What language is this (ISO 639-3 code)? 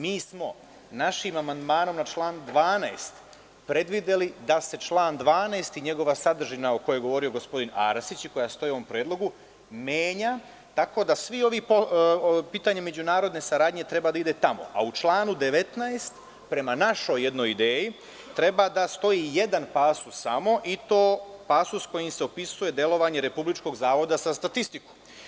srp